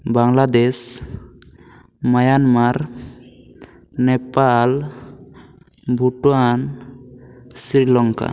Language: Santali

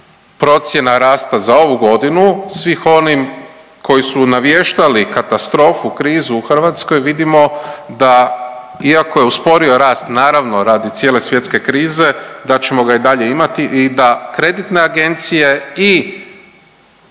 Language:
Croatian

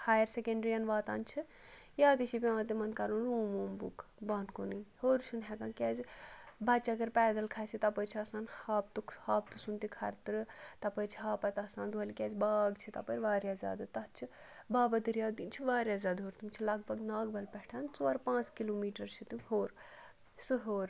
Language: Kashmiri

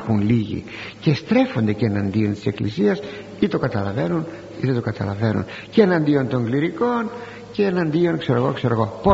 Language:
Greek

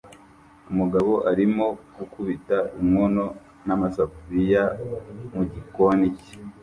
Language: Kinyarwanda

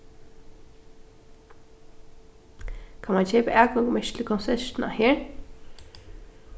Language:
Faroese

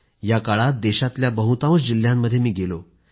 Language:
Marathi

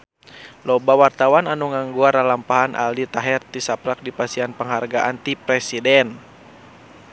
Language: Sundanese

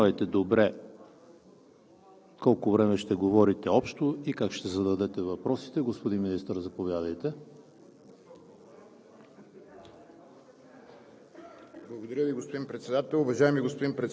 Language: Bulgarian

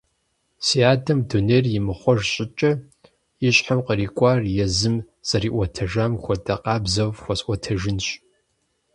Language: Kabardian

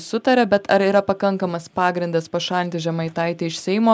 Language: Lithuanian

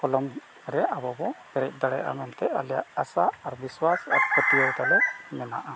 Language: Santali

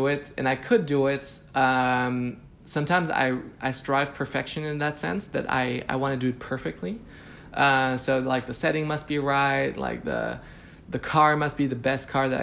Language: English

